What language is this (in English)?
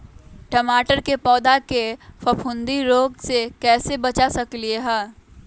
Magahi